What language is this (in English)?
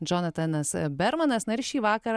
Lithuanian